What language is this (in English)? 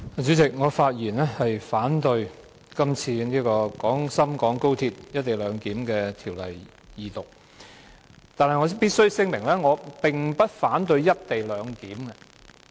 Cantonese